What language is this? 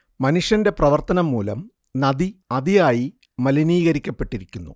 Malayalam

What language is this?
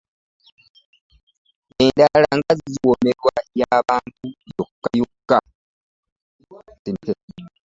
Ganda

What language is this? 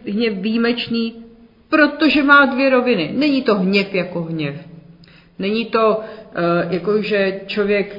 Czech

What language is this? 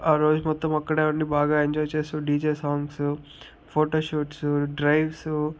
Telugu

